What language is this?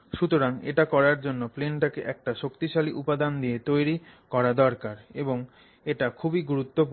Bangla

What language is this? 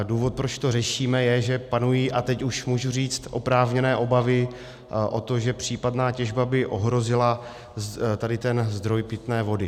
Czech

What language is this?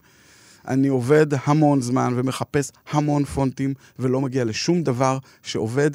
Hebrew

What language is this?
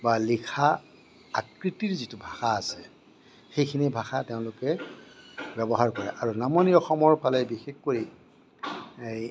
Assamese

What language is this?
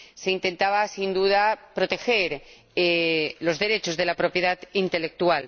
Spanish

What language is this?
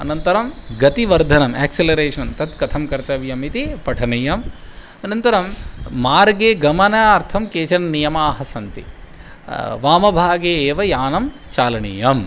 Sanskrit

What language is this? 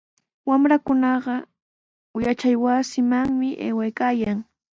Sihuas Ancash Quechua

